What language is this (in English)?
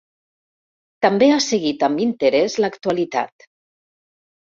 Catalan